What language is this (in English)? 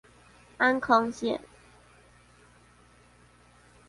Chinese